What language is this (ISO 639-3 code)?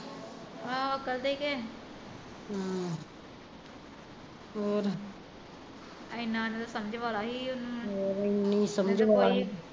pan